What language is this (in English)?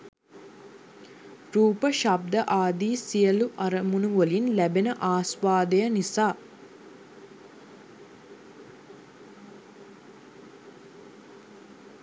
Sinhala